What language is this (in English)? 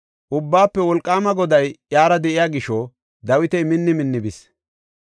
Gofa